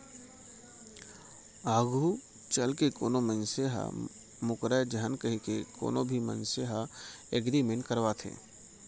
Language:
Chhattisgarhi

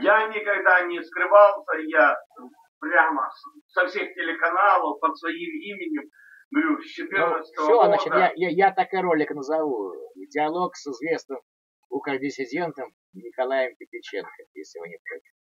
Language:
Russian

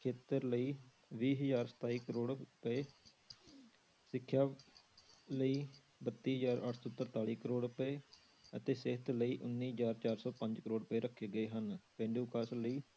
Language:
Punjabi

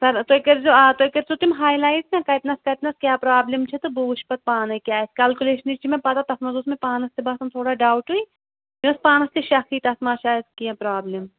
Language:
Kashmiri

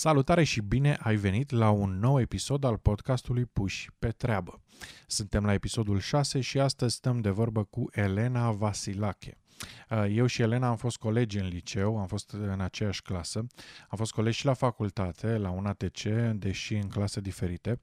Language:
Romanian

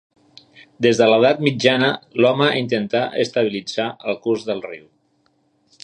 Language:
Catalan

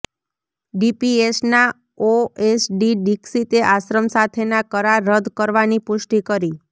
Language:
Gujarati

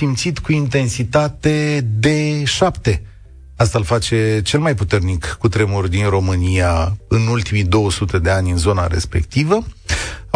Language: Romanian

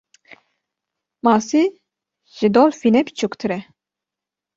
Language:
Kurdish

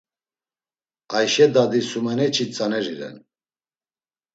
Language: Laz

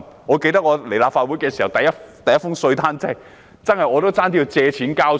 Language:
Cantonese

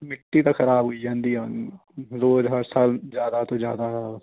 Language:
Punjabi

